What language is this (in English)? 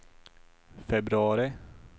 Swedish